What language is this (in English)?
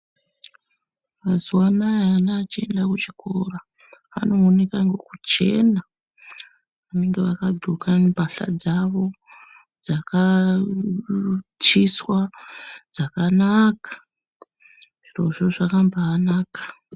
Ndau